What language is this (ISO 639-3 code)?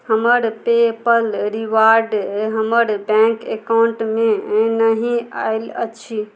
mai